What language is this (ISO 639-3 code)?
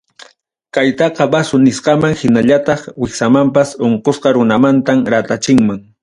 quy